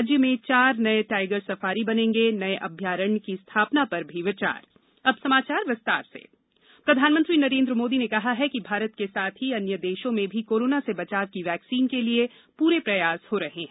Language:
Hindi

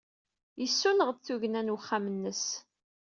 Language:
Kabyle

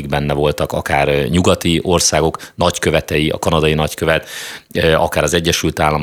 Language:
Hungarian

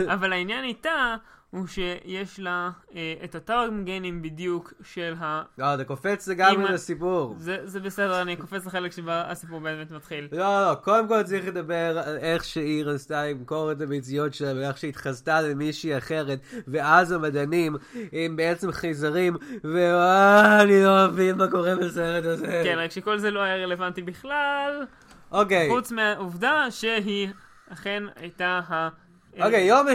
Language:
Hebrew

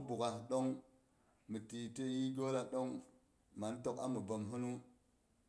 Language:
Boghom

